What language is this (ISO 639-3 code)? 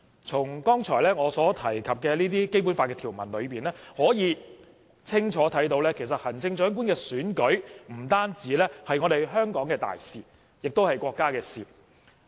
yue